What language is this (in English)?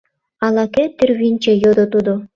Mari